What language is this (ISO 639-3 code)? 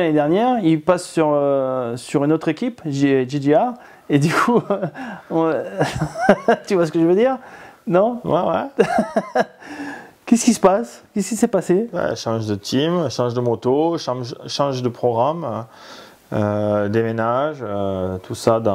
fra